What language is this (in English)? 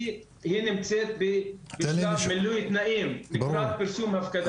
Hebrew